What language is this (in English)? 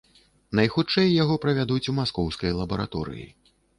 Belarusian